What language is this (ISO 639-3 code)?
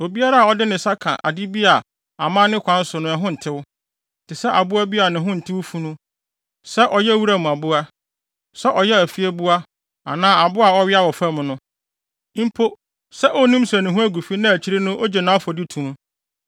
aka